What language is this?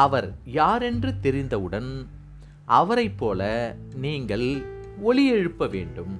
Tamil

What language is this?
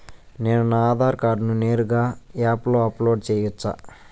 Telugu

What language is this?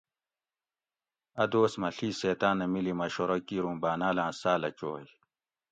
Gawri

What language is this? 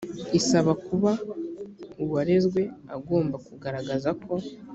Kinyarwanda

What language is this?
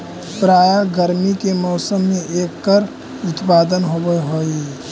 Magahi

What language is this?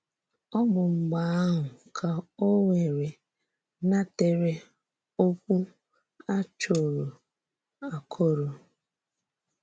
Igbo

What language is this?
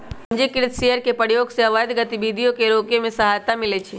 Magahi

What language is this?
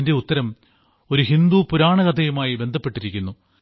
Malayalam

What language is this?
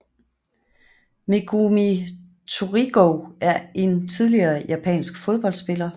Danish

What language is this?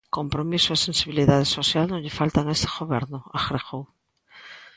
Galician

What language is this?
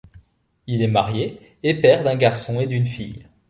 French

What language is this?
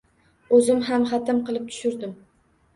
Uzbek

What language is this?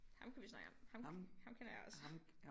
Danish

